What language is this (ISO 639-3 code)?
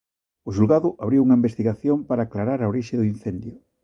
glg